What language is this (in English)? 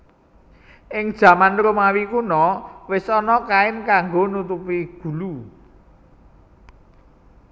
Javanese